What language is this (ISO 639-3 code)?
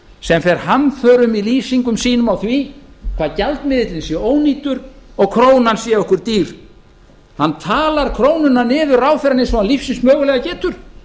isl